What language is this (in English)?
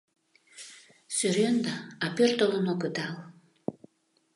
Mari